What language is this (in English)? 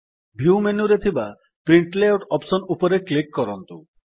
Odia